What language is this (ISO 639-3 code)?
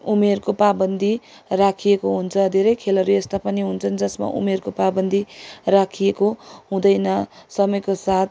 nep